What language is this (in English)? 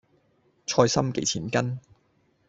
Cantonese